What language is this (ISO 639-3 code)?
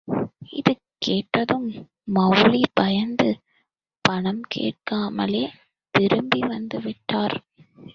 tam